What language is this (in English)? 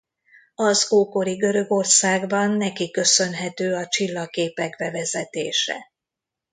Hungarian